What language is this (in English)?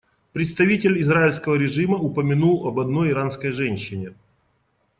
Russian